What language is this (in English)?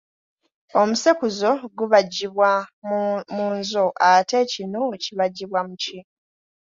Ganda